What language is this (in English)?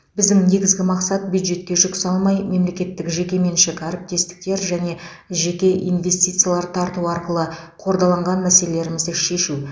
Kazakh